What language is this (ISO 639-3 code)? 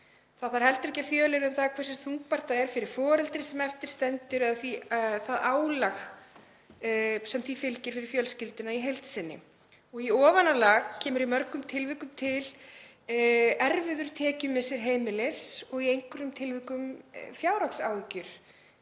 isl